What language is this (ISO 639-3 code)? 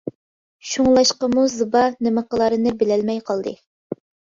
uig